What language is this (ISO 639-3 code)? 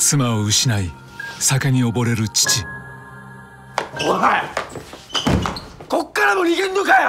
jpn